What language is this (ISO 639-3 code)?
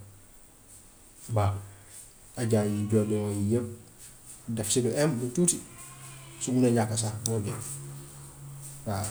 wof